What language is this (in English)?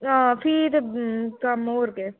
Dogri